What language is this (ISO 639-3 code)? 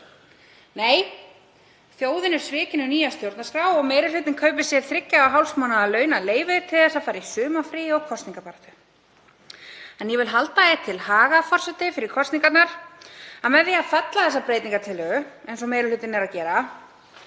isl